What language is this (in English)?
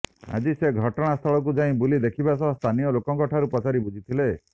Odia